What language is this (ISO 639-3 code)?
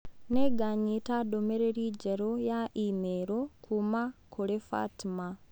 kik